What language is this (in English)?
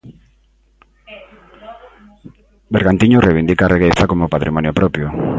Galician